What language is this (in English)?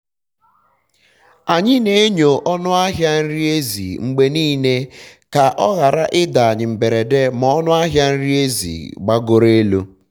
Igbo